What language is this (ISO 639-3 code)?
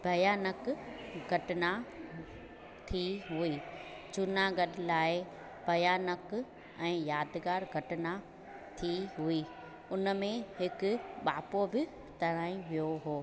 snd